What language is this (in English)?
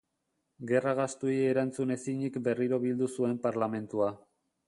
Basque